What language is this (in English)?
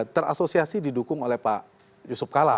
Indonesian